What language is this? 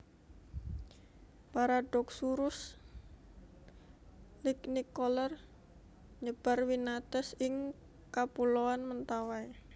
Javanese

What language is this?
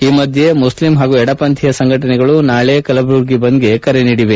Kannada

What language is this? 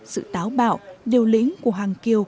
Vietnamese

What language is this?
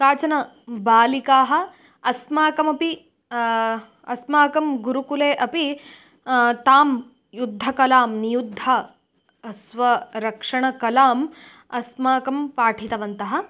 Sanskrit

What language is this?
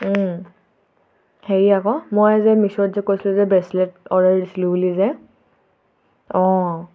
Assamese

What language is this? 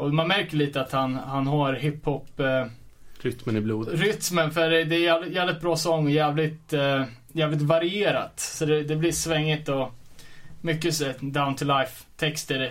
Swedish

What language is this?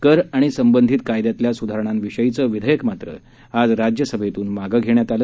Marathi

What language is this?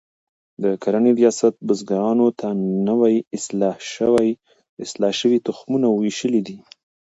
Pashto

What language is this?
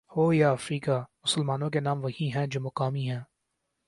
Urdu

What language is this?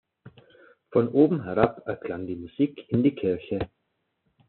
German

